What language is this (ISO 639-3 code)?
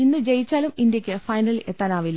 mal